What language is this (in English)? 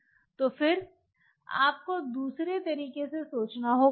Hindi